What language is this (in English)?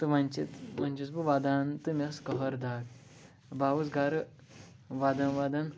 Kashmiri